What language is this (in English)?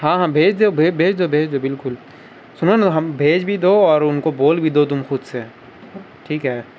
Urdu